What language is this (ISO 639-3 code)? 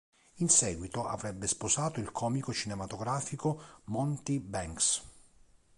ita